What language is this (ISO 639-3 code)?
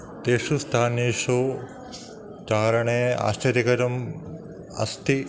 san